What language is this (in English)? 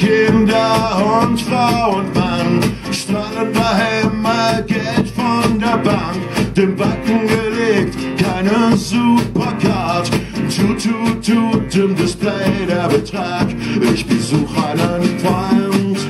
Czech